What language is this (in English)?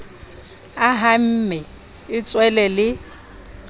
Southern Sotho